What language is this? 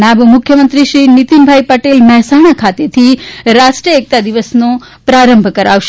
Gujarati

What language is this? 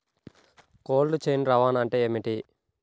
Telugu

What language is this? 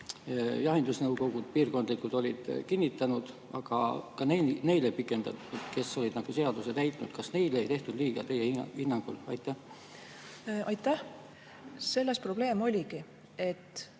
Estonian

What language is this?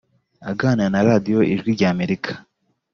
Kinyarwanda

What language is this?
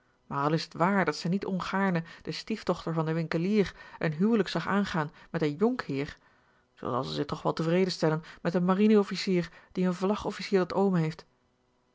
Dutch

